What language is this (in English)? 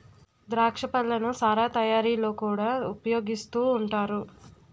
Telugu